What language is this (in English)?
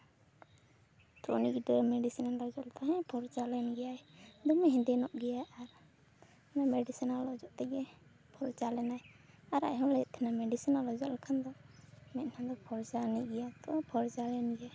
Santali